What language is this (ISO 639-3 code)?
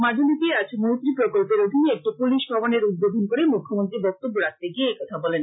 ben